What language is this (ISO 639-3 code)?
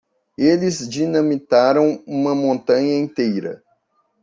por